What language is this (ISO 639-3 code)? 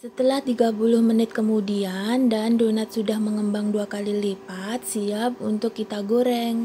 ind